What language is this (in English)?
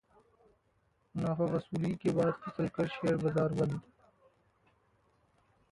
Hindi